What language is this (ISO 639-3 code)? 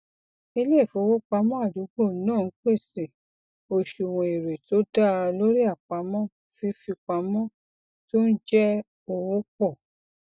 yor